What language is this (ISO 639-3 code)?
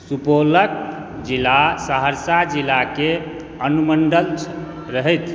mai